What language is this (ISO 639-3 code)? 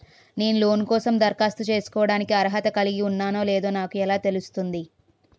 tel